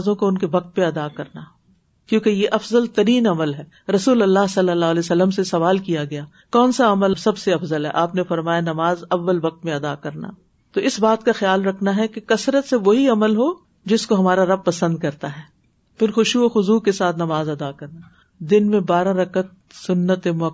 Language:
Urdu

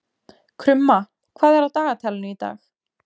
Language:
Icelandic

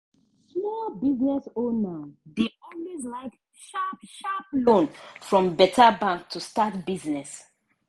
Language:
Nigerian Pidgin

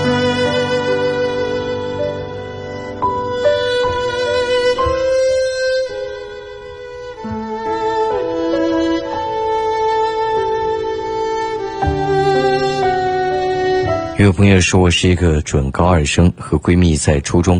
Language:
Chinese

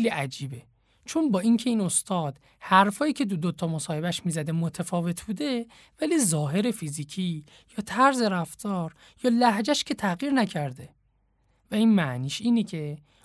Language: Persian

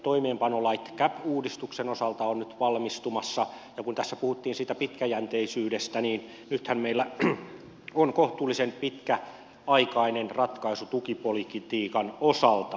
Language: Finnish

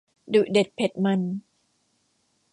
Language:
Thai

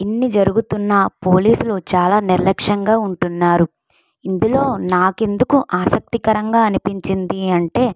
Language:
Telugu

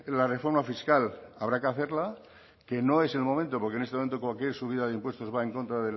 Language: Spanish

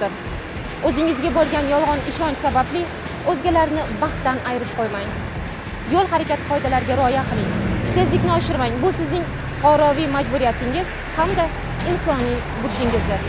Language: Turkish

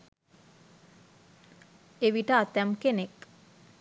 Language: Sinhala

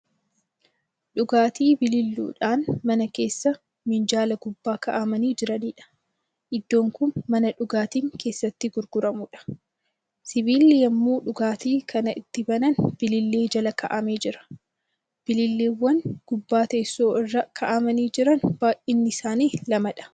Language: Oromo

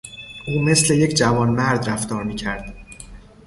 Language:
Persian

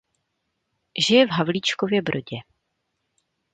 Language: Czech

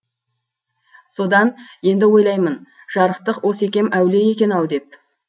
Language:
Kazakh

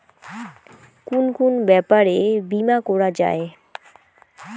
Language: Bangla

